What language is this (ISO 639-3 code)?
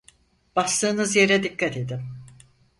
tur